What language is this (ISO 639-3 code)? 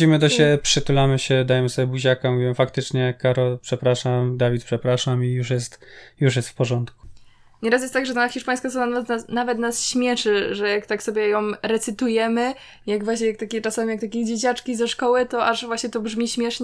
pol